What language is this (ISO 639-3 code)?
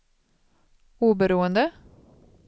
swe